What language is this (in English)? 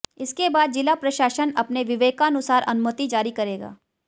Hindi